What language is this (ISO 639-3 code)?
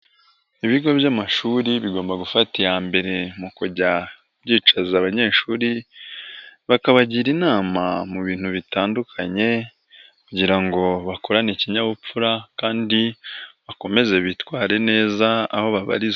kin